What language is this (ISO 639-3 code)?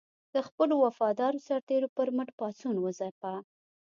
pus